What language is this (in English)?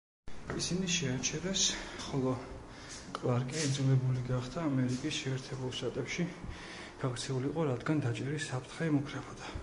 Georgian